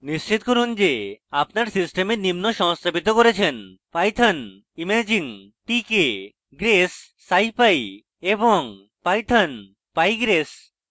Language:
Bangla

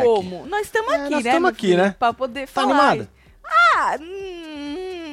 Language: Portuguese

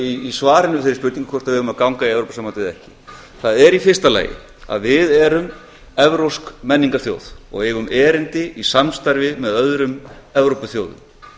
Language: Icelandic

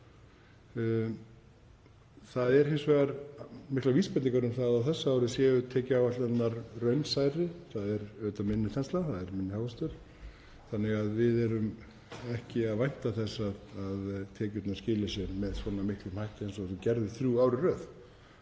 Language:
Icelandic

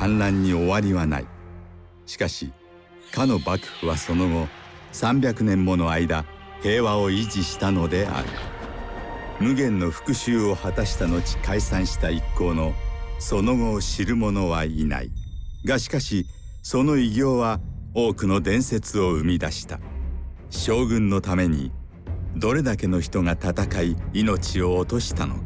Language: Japanese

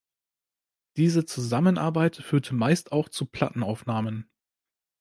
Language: German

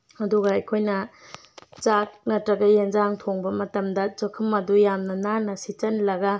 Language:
Manipuri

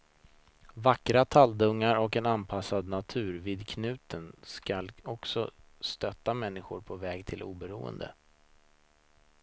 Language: Swedish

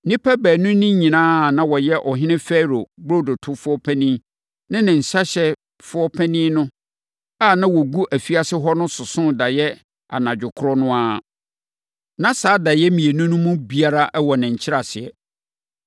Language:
Akan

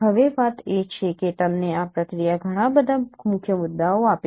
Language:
Gujarati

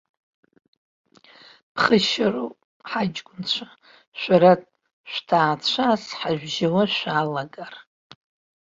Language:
Abkhazian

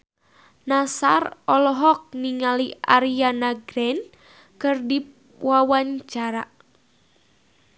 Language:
Sundanese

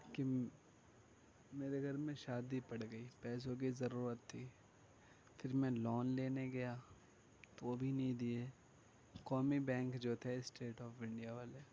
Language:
Urdu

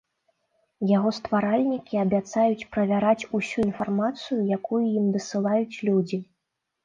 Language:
Belarusian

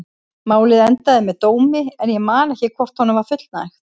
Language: Icelandic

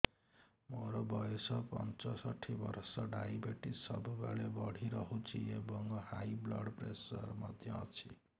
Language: Odia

